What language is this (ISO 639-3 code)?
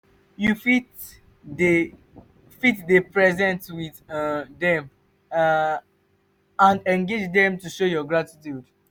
pcm